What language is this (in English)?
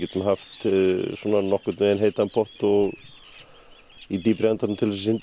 Icelandic